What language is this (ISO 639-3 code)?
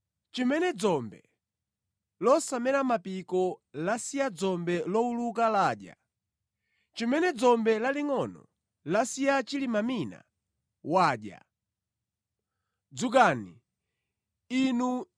nya